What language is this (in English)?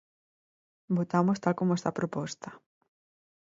Galician